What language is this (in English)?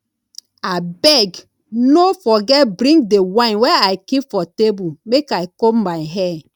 Nigerian Pidgin